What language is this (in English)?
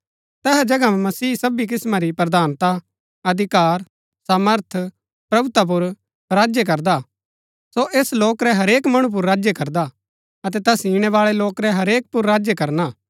Gaddi